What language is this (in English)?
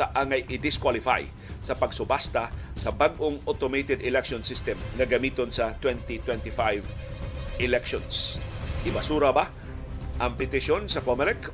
Filipino